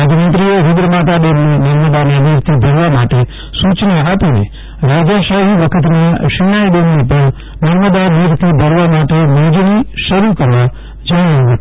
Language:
Gujarati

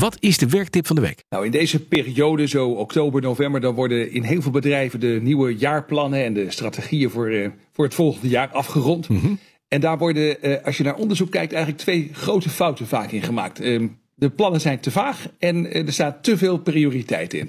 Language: Dutch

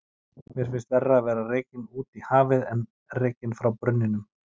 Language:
Icelandic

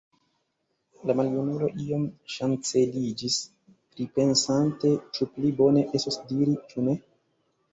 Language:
Esperanto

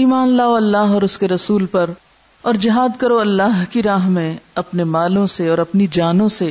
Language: Urdu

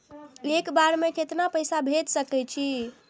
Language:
Maithili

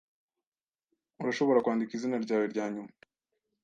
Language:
Kinyarwanda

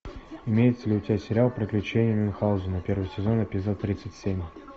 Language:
Russian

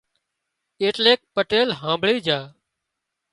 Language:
Wadiyara Koli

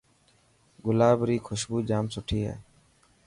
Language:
Dhatki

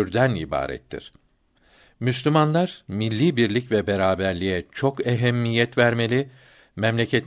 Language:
Turkish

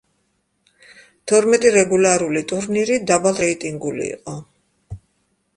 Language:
Georgian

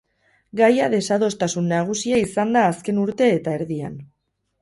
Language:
Basque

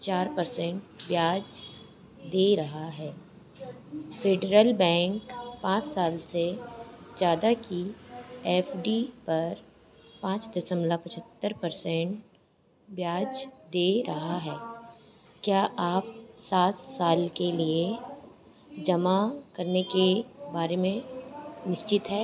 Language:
Hindi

